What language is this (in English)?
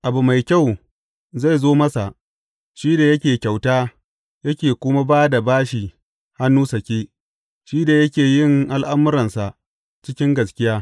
Hausa